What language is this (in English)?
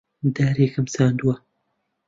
Central Kurdish